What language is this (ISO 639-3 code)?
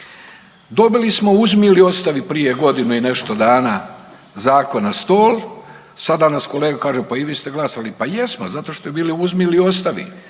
hrv